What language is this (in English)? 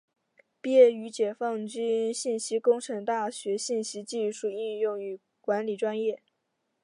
Chinese